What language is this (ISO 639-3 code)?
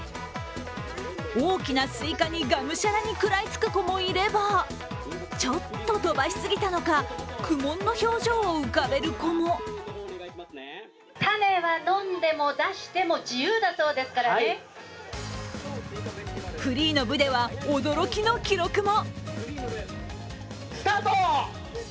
jpn